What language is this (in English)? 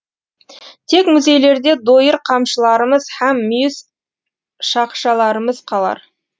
Kazakh